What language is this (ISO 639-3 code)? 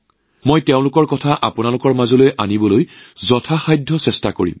asm